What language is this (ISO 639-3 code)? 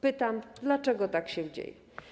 pol